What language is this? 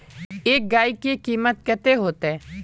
Magahi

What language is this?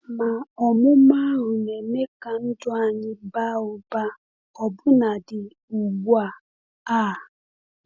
Igbo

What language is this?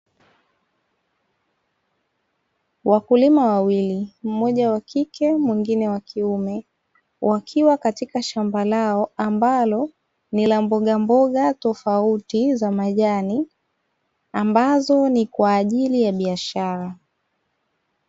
Swahili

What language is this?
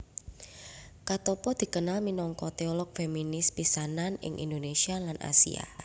Javanese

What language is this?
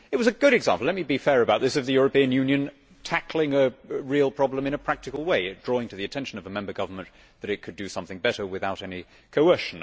English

